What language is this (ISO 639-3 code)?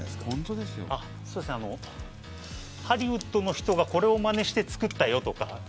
jpn